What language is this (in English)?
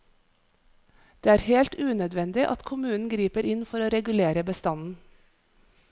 Norwegian